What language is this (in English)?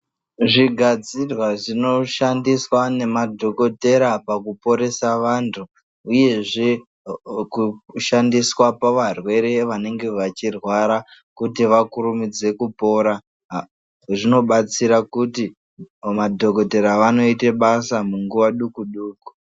Ndau